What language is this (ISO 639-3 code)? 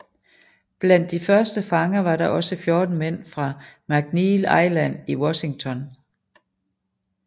dan